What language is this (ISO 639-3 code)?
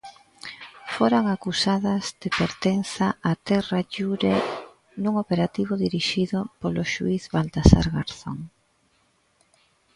glg